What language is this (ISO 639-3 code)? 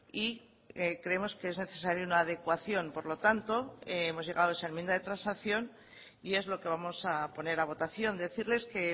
spa